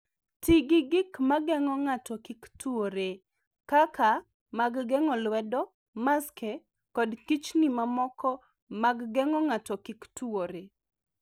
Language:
Luo (Kenya and Tanzania)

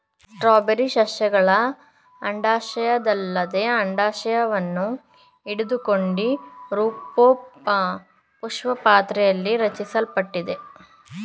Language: Kannada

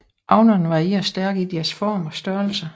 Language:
Danish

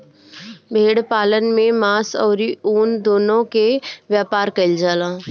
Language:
Bhojpuri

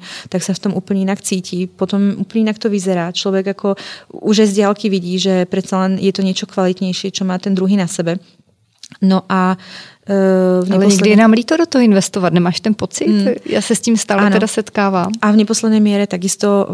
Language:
Czech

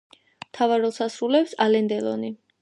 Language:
Georgian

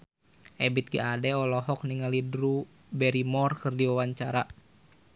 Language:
Sundanese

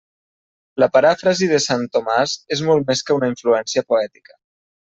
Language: Catalan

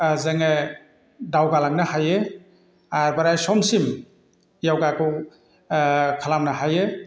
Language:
Bodo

